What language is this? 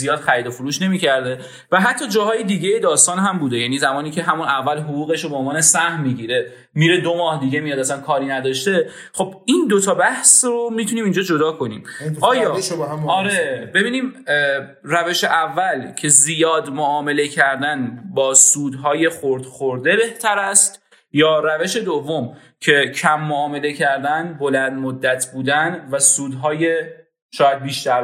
Persian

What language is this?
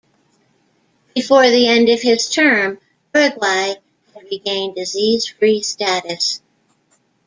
English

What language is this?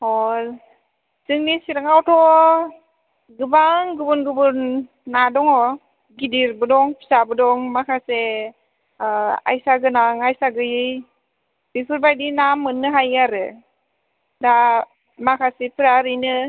Bodo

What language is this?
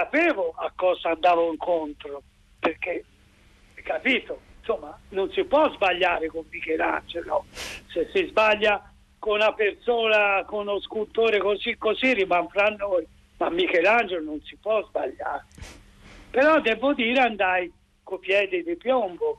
Italian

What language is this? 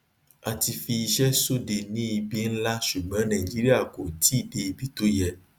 Yoruba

